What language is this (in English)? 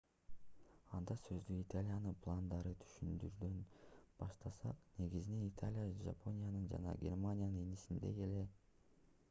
Kyrgyz